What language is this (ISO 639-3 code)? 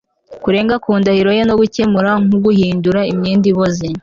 kin